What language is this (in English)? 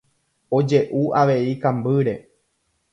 Guarani